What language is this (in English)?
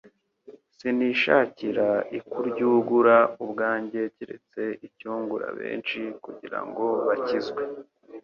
Kinyarwanda